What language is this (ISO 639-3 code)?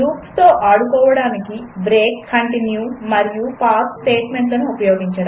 tel